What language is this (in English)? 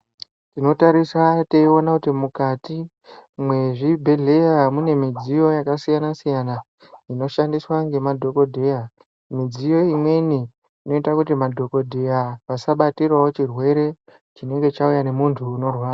Ndau